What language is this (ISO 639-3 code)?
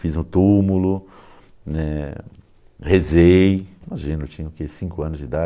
por